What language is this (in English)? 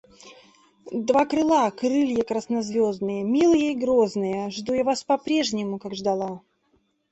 Russian